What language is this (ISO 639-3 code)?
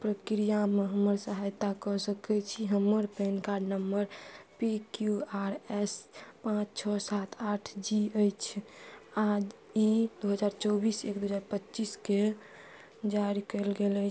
mai